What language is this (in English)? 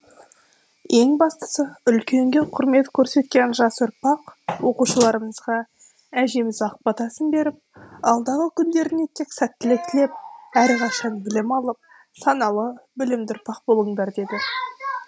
Kazakh